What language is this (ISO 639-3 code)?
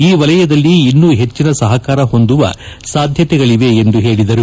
kan